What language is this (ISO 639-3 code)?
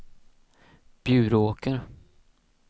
swe